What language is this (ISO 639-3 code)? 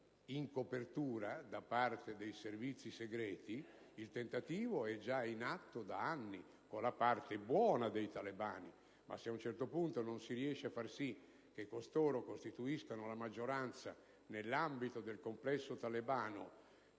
ita